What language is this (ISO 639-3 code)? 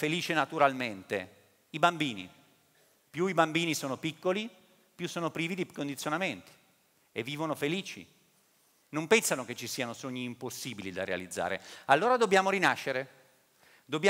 ita